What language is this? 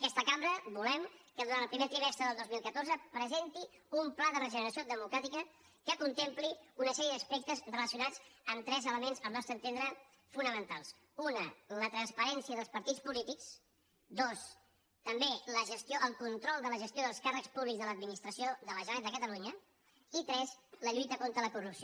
Catalan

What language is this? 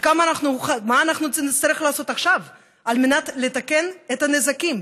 Hebrew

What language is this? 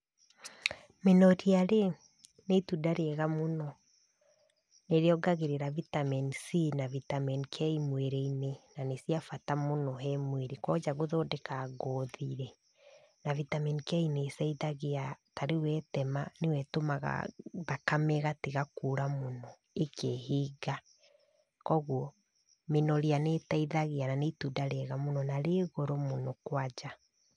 Kikuyu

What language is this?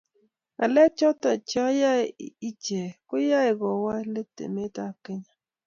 Kalenjin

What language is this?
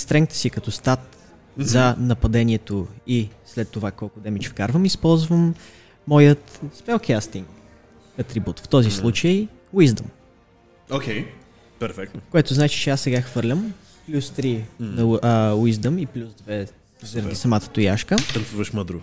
Bulgarian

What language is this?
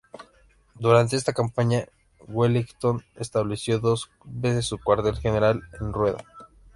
Spanish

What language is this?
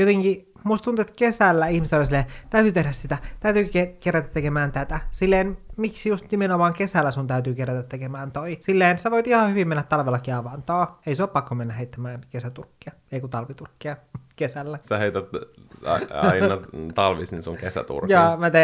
Finnish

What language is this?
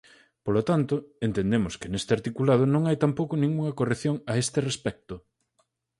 Galician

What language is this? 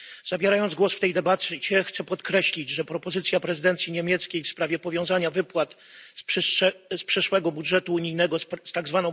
Polish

